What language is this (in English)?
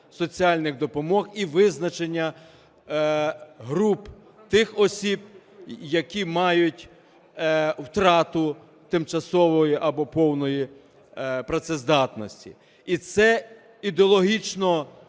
Ukrainian